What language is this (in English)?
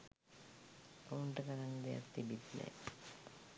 Sinhala